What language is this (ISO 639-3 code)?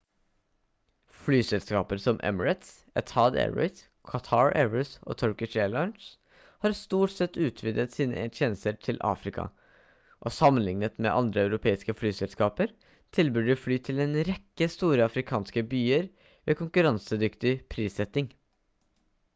nob